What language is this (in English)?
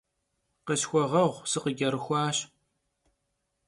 Kabardian